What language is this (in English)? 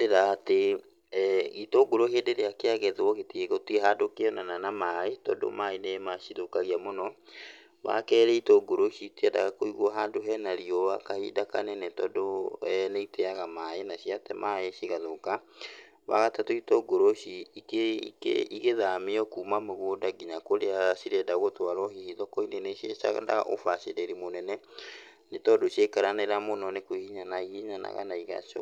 Kikuyu